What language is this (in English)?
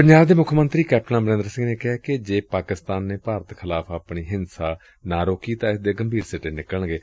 Punjabi